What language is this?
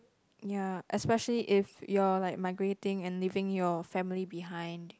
English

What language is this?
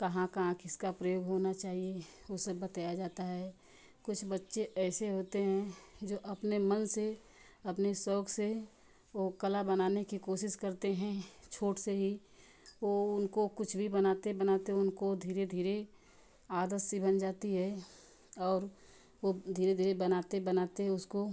Hindi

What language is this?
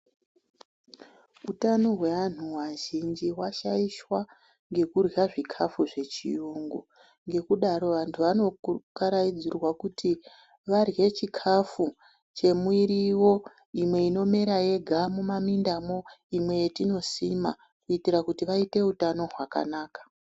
Ndau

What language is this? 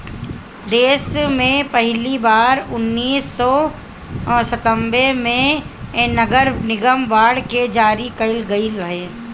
Bhojpuri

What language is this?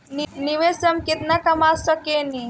Bhojpuri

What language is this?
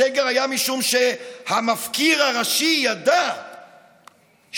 Hebrew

